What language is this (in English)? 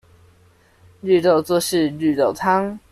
Chinese